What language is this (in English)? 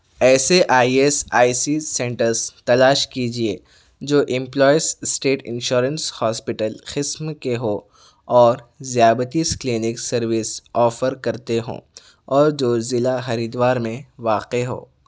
Urdu